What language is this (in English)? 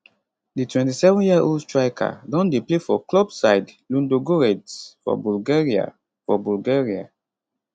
Nigerian Pidgin